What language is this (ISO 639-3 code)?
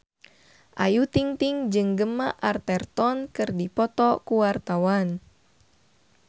sun